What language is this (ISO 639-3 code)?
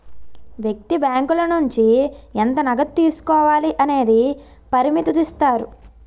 tel